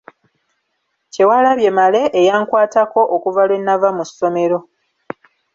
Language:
Ganda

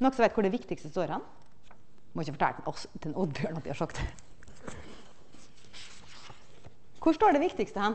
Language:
Norwegian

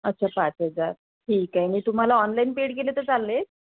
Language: Marathi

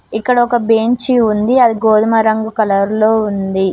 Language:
Telugu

